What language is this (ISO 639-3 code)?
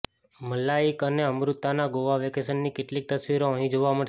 guj